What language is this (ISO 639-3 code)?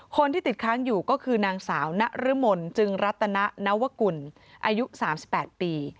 tha